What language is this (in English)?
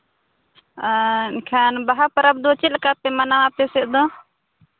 Santali